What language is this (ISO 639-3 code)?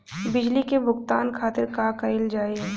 bho